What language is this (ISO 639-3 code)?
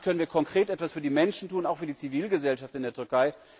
deu